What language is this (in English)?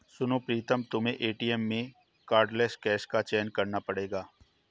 Hindi